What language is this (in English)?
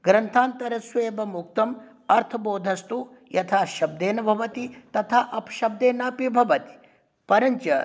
Sanskrit